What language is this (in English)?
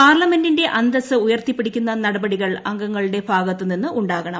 Malayalam